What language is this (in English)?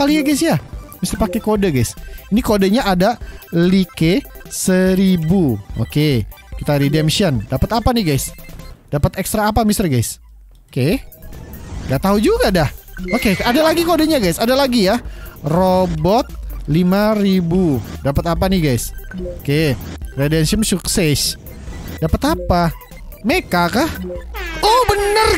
Indonesian